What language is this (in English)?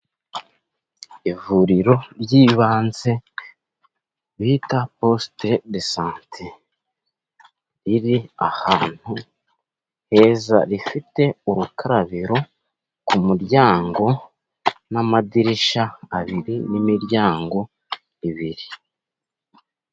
Kinyarwanda